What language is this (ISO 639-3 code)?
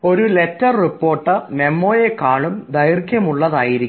mal